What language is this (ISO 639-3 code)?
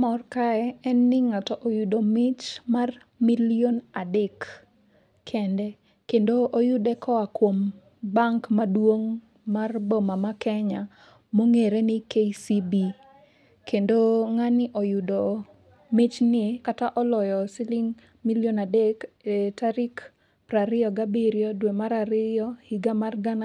luo